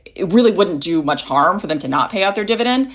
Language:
English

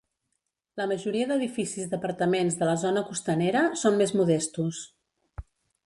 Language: Catalan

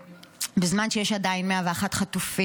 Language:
Hebrew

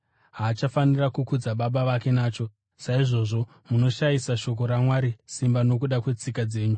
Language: Shona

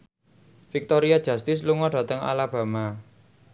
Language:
Javanese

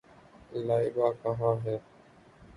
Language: Urdu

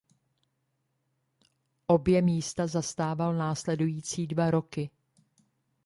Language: Czech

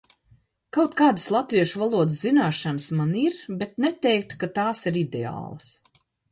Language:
Latvian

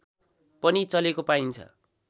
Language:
Nepali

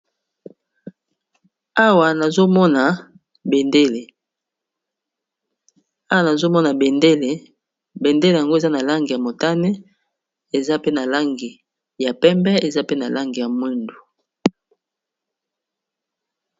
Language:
Lingala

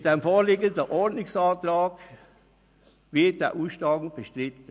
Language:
Swiss German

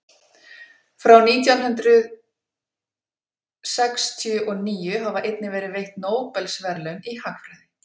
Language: Icelandic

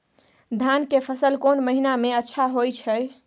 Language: Maithili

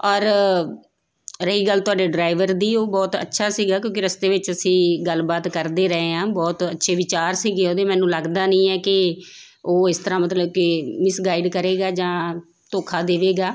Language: Punjabi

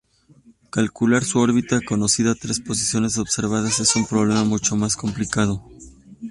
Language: Spanish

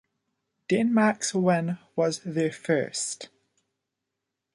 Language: English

